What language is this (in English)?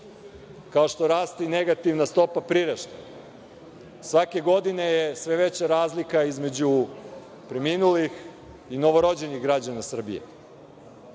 Serbian